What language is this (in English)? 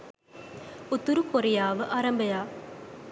Sinhala